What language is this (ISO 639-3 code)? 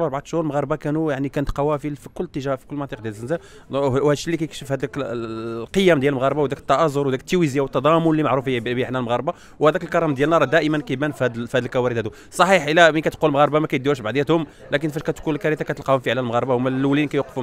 ara